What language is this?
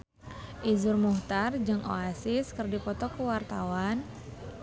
Sundanese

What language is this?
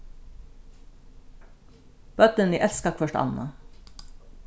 Faroese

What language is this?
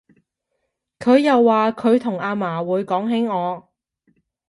Cantonese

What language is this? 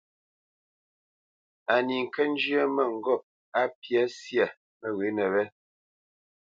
Bamenyam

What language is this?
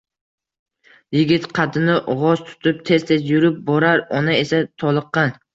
Uzbek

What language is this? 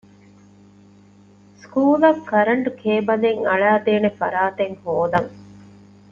Divehi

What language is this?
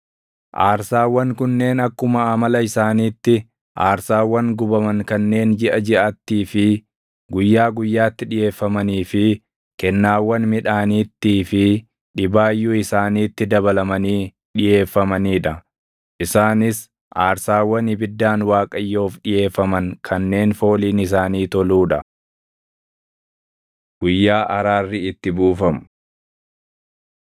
Oromo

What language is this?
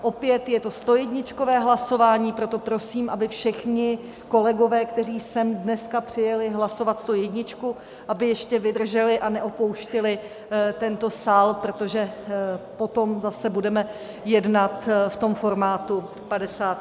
Czech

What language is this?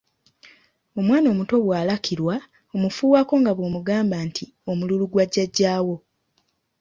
Ganda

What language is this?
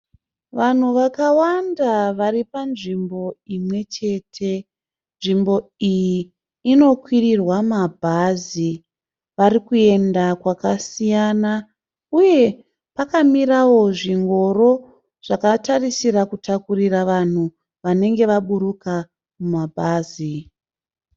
Shona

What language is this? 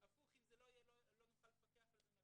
Hebrew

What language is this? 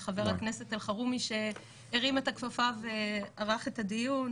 Hebrew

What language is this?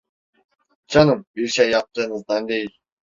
Turkish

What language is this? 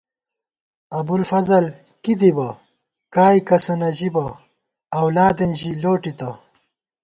Gawar-Bati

